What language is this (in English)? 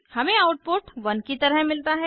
Hindi